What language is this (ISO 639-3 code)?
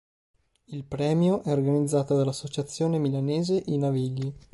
ita